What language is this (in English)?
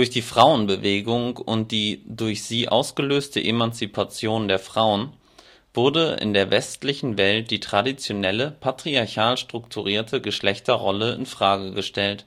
German